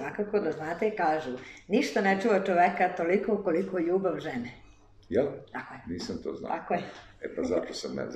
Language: Italian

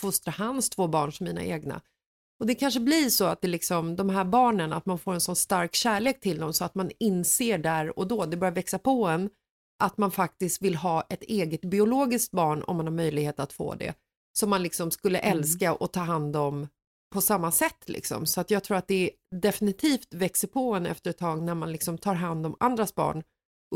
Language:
Swedish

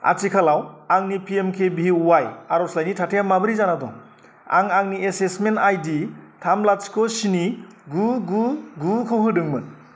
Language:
Bodo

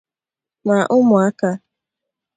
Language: Igbo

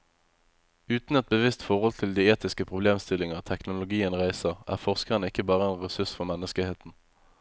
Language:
Norwegian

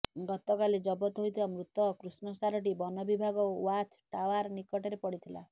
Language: Odia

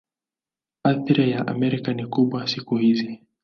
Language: Swahili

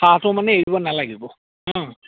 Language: Assamese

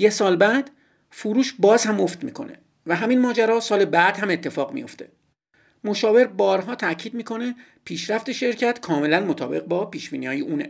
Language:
Persian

